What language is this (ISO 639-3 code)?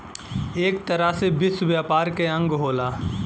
bho